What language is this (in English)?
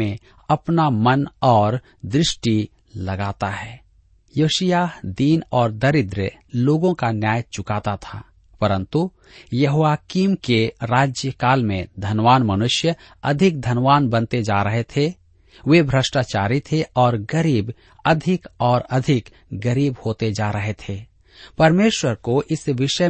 Hindi